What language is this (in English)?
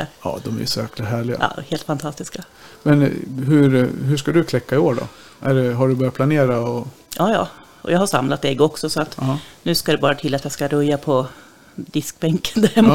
Swedish